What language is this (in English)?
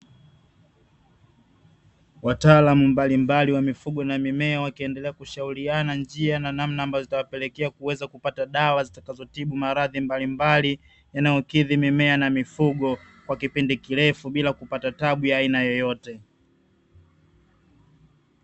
Swahili